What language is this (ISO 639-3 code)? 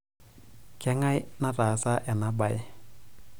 mas